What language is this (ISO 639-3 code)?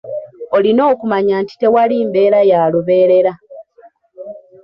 lug